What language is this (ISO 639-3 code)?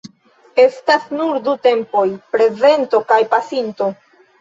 epo